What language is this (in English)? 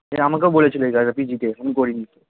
Bangla